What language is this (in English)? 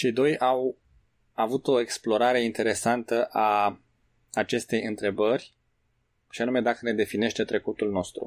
Romanian